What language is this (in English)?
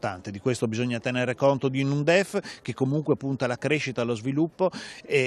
Italian